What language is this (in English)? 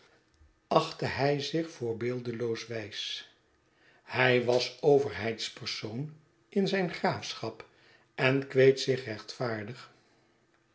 Dutch